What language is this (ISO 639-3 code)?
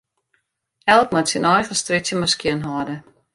fry